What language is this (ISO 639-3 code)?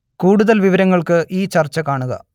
mal